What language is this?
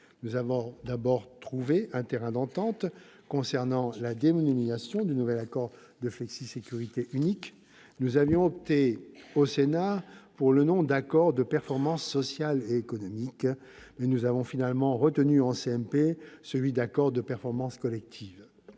French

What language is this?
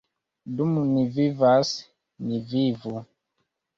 Esperanto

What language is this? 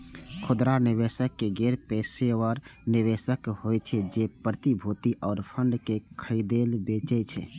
Maithili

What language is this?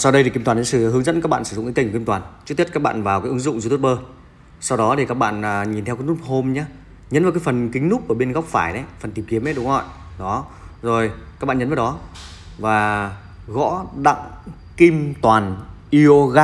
Vietnamese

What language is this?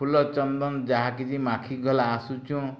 Odia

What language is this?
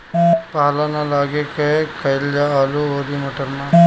Bhojpuri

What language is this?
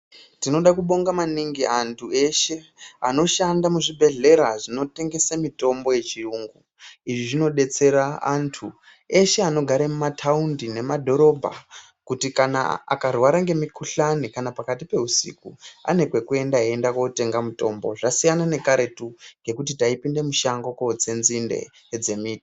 Ndau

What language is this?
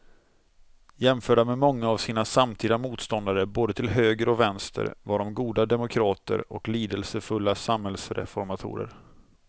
Swedish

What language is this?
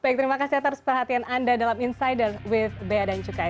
Indonesian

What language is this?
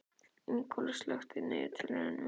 Icelandic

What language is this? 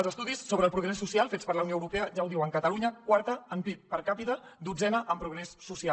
Catalan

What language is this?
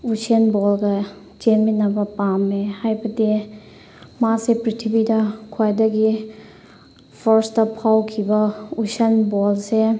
Manipuri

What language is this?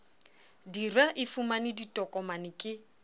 Southern Sotho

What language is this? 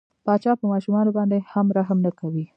Pashto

